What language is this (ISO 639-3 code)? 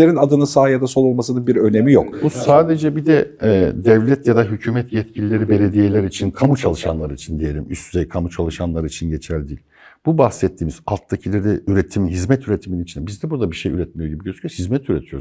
tur